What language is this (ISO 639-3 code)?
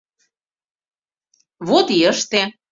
chm